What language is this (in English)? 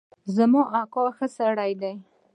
Pashto